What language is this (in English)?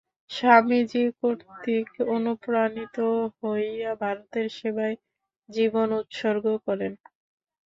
Bangla